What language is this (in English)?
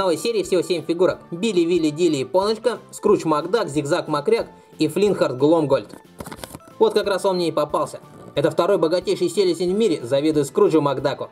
Russian